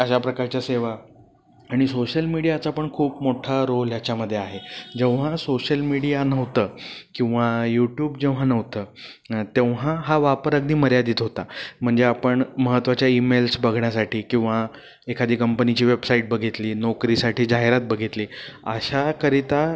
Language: Marathi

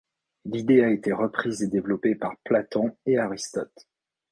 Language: French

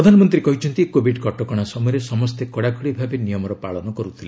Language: Odia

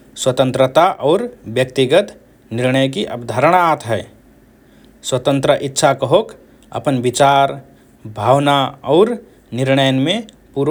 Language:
Rana Tharu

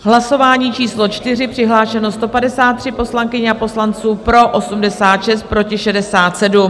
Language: Czech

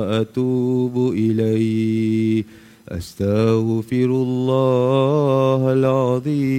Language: Malay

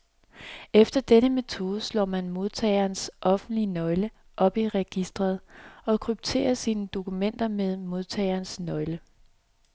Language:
Danish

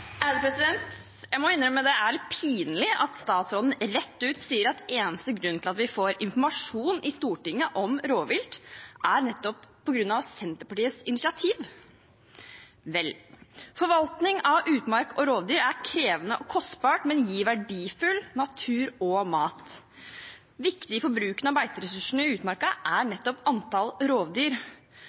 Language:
Norwegian Bokmål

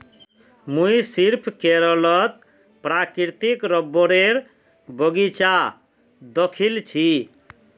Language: Magahi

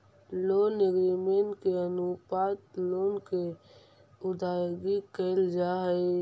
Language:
Magahi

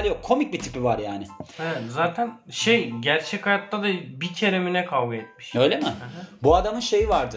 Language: Turkish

